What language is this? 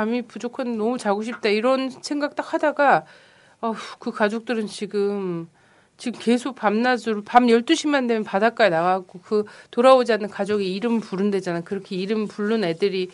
Korean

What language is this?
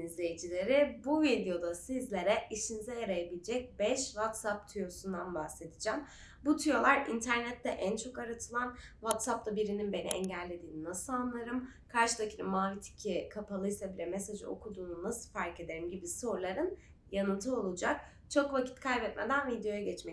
Turkish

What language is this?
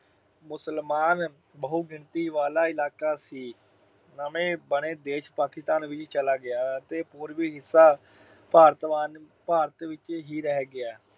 Punjabi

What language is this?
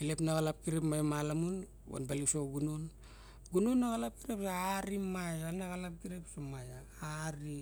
Barok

